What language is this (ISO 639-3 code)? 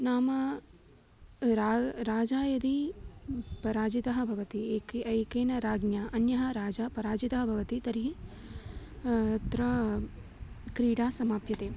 san